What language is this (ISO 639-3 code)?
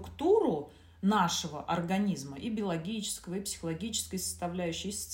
rus